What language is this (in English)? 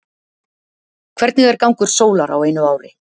Icelandic